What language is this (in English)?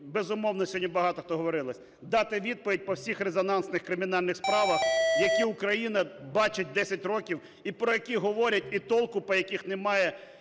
Ukrainian